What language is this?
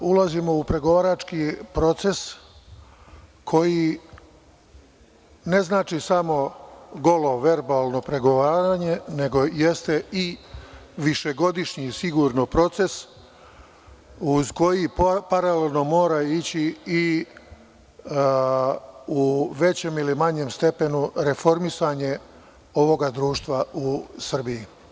Serbian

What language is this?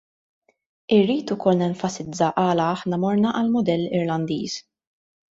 Maltese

